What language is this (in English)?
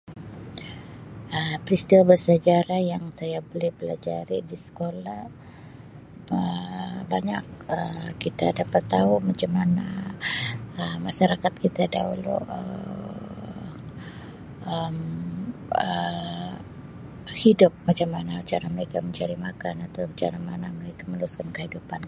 Sabah Malay